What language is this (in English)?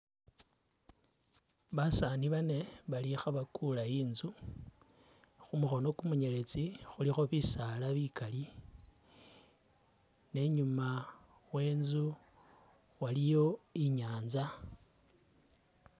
Masaaba